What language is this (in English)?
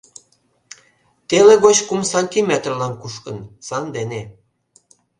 Mari